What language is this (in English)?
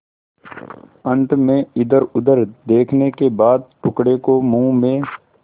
Hindi